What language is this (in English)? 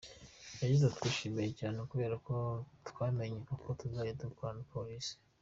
Kinyarwanda